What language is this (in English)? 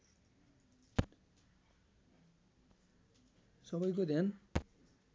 Nepali